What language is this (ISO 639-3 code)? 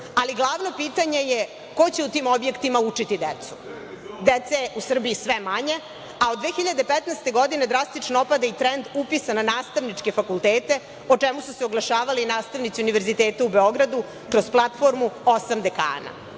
srp